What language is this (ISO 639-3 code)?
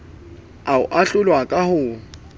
sot